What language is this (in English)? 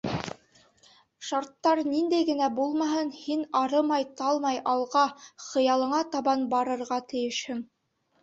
Bashkir